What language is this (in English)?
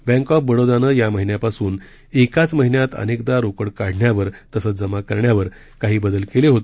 Marathi